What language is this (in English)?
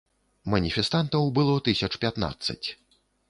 Belarusian